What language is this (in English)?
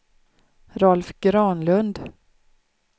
Swedish